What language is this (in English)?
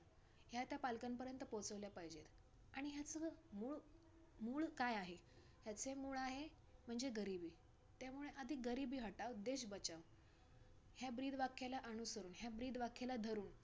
Marathi